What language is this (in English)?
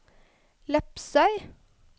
Norwegian